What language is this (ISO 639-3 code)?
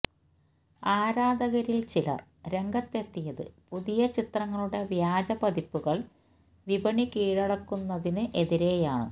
mal